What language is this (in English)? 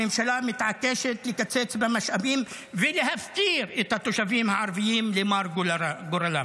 Hebrew